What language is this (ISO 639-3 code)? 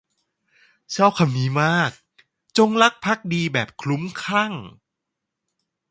tha